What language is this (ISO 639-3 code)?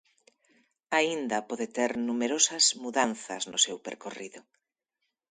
glg